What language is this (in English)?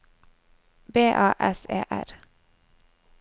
Norwegian